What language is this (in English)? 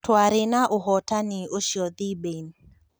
Kikuyu